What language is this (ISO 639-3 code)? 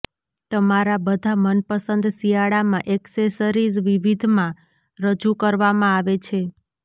guj